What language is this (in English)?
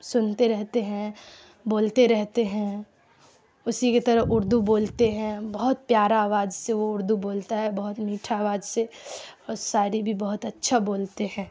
Urdu